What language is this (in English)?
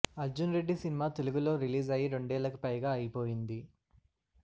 Telugu